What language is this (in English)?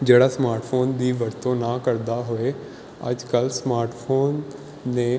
Punjabi